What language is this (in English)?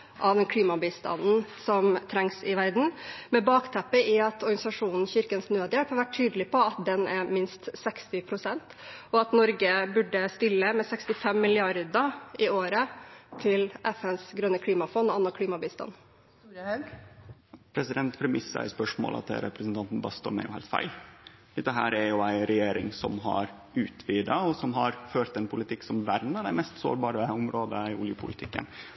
Norwegian